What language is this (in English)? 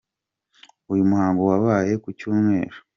Kinyarwanda